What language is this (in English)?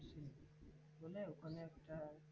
Bangla